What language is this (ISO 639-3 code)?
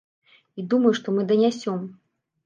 bel